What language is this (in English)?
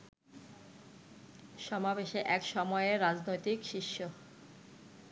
Bangla